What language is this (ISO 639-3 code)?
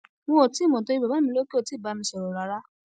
yor